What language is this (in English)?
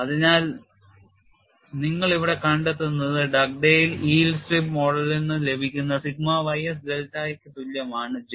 Malayalam